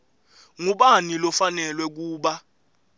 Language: Swati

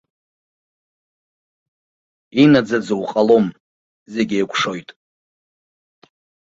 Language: Abkhazian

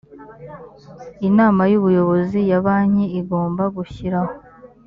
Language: Kinyarwanda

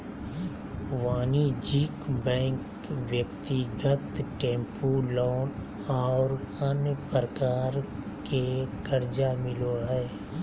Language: Magahi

